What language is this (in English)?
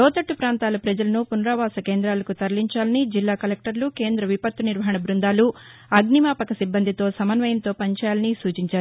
Telugu